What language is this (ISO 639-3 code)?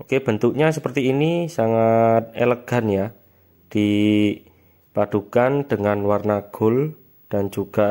ind